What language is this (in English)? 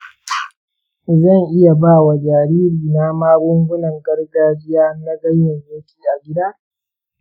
Hausa